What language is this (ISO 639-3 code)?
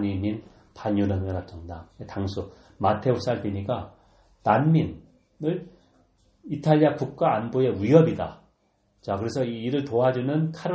kor